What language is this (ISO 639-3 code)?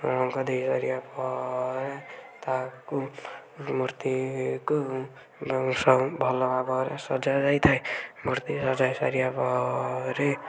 ori